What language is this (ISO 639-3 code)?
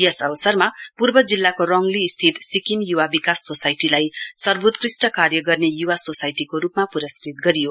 nep